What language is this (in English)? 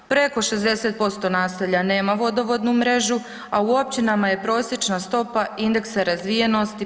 Croatian